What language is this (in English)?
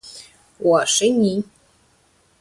Chinese